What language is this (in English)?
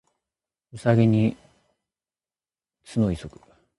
Japanese